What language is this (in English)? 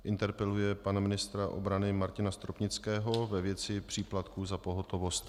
Czech